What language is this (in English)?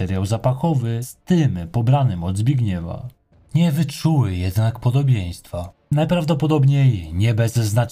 Polish